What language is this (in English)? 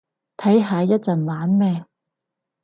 Cantonese